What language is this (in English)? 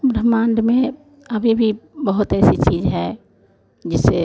Hindi